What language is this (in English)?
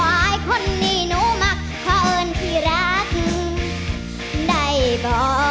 Thai